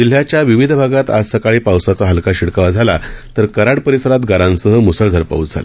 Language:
Marathi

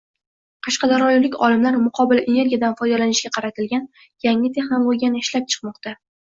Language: Uzbek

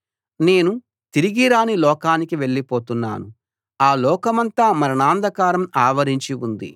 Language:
Telugu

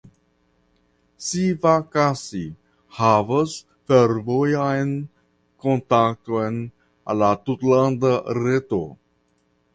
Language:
Esperanto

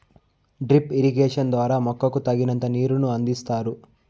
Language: Telugu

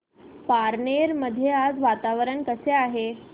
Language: Marathi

